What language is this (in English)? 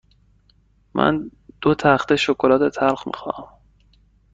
Persian